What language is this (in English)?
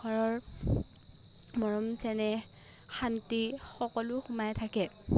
Assamese